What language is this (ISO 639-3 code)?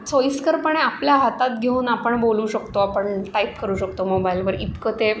mar